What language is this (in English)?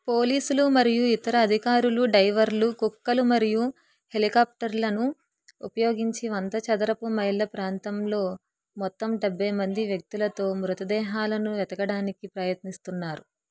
Telugu